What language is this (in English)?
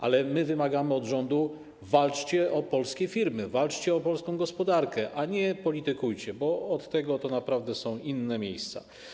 Polish